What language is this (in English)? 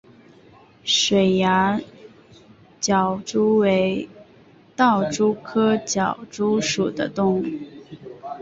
Chinese